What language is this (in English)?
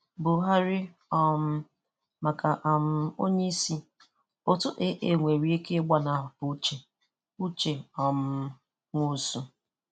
Igbo